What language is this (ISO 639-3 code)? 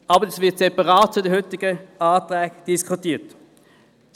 gsw